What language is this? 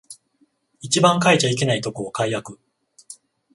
Japanese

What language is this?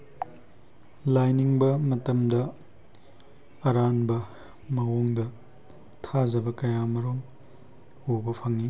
Manipuri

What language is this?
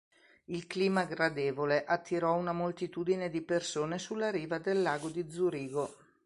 Italian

